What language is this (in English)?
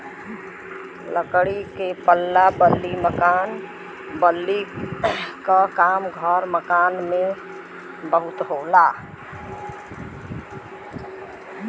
Bhojpuri